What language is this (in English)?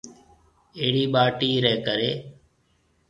Marwari (Pakistan)